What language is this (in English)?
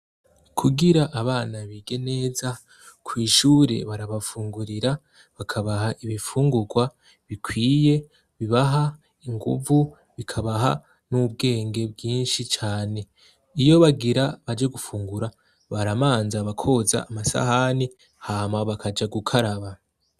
Rundi